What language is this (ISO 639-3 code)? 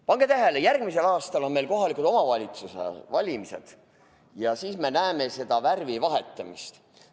est